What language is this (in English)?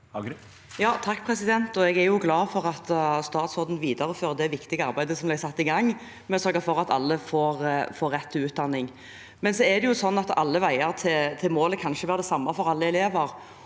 Norwegian